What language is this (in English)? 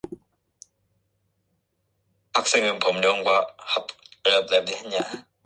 Korean